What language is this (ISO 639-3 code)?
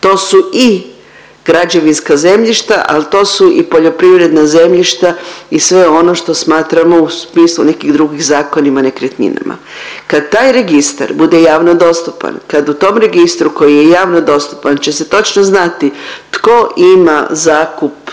hrv